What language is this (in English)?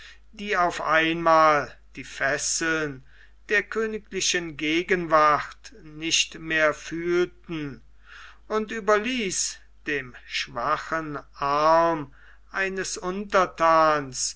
German